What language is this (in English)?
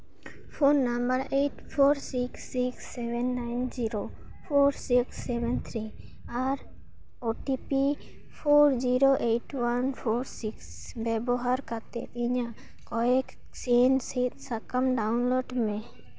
Santali